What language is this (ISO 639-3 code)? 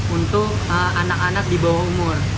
ind